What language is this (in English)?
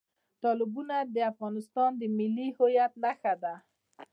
Pashto